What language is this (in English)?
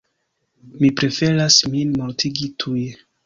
Esperanto